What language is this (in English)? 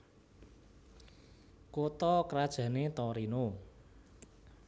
Javanese